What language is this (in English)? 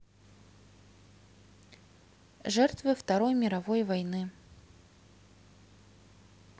Russian